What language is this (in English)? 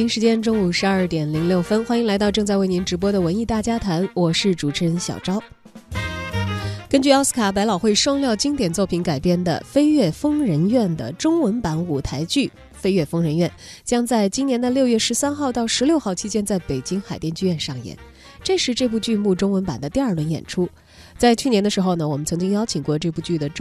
Chinese